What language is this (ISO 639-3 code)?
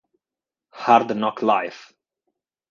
ita